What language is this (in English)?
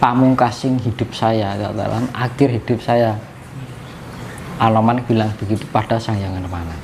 Indonesian